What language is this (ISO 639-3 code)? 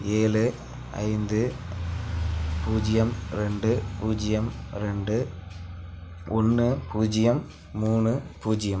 tam